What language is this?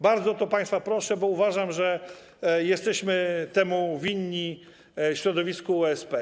Polish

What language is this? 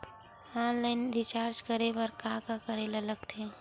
Chhattisgarhi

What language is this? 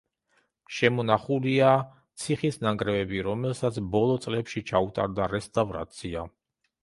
Georgian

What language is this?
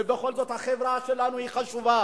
Hebrew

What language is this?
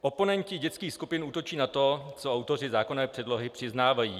Czech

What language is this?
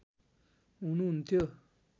Nepali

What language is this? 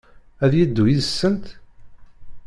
Kabyle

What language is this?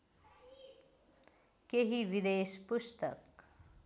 Nepali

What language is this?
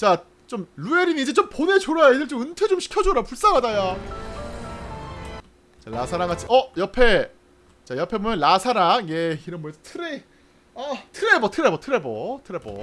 Korean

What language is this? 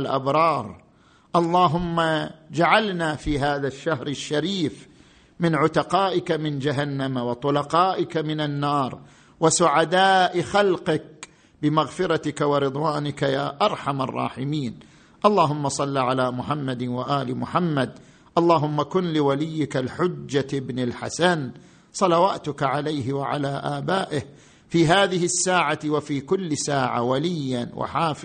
Arabic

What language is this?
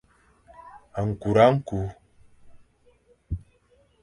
Fang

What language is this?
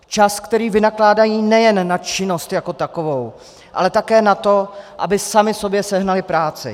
Czech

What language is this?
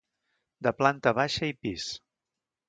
Catalan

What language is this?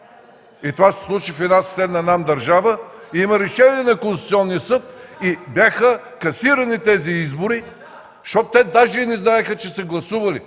Bulgarian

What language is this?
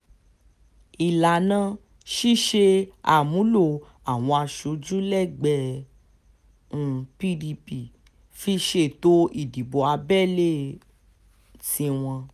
Yoruba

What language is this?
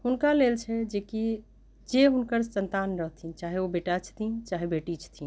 Maithili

